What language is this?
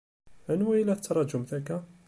Kabyle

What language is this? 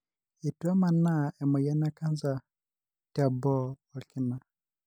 Masai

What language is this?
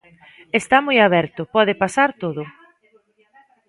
Galician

